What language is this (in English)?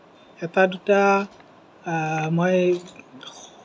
Assamese